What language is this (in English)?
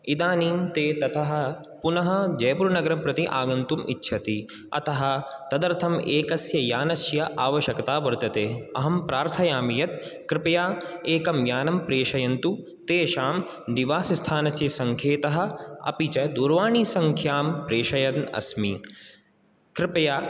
Sanskrit